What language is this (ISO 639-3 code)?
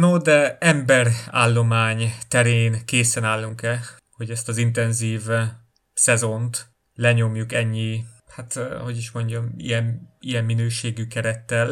hun